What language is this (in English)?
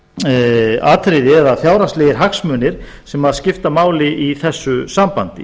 Icelandic